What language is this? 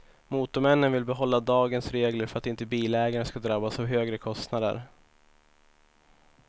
Swedish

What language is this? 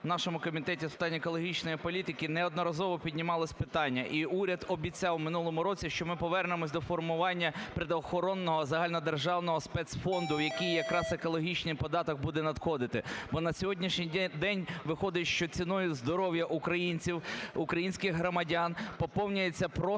Ukrainian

